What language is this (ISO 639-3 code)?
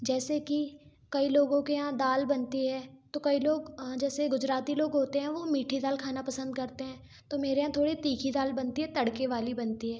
hin